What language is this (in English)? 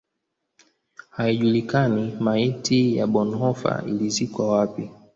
Swahili